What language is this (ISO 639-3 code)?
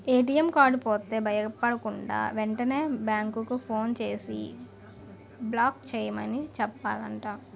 tel